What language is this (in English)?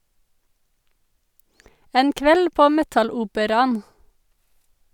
Norwegian